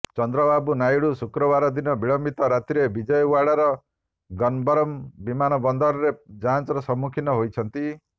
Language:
Odia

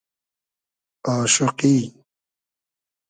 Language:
Hazaragi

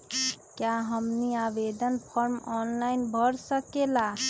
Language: Magahi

